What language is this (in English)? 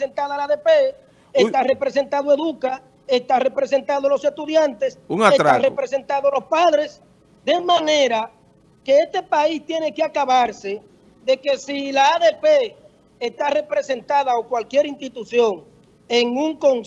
Spanish